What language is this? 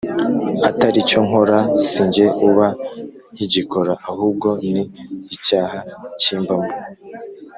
Kinyarwanda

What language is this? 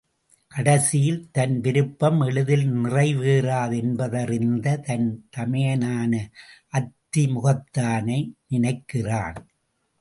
Tamil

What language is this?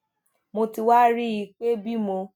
Yoruba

